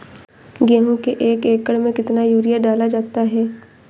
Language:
Hindi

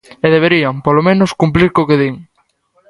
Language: Galician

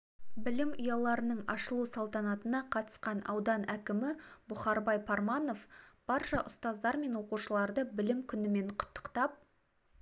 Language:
Kazakh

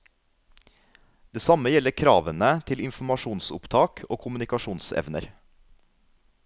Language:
Norwegian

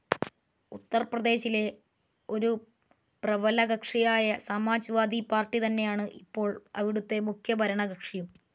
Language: Malayalam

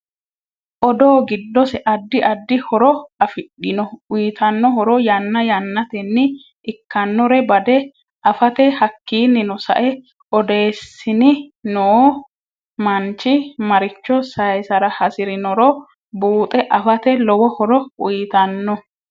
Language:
Sidamo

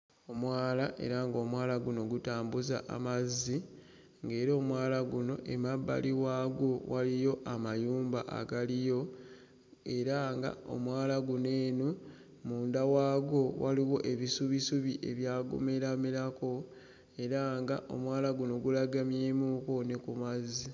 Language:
Ganda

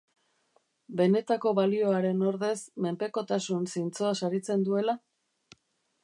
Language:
Basque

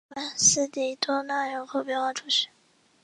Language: Chinese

